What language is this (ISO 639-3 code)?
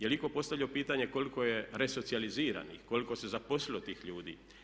hrv